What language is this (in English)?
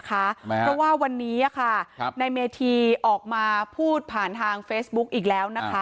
Thai